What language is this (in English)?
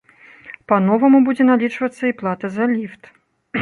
Belarusian